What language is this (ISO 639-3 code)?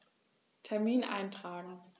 deu